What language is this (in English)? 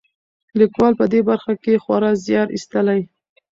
Pashto